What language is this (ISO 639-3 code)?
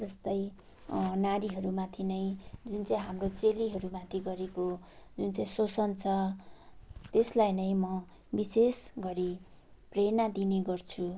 nep